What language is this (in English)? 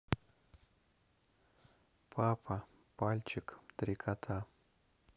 Russian